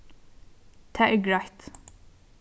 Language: Faroese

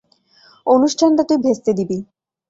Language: Bangla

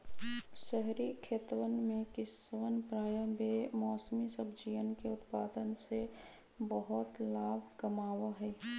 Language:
Magahi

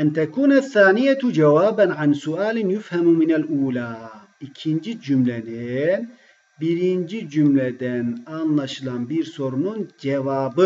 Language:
Turkish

